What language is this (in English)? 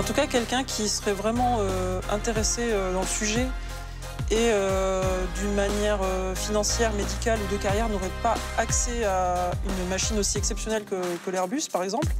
French